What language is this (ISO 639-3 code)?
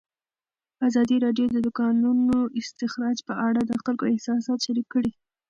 pus